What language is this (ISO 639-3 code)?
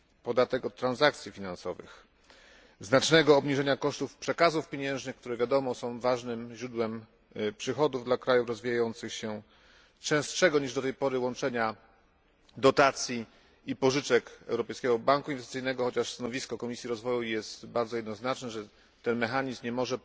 pol